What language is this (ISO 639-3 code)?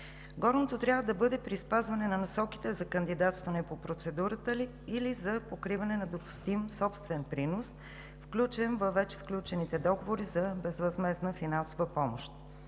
bul